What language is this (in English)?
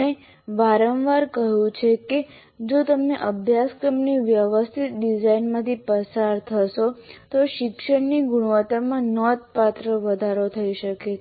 Gujarati